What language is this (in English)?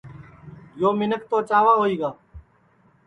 Sansi